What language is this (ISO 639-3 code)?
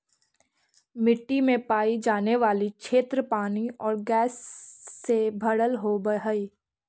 mag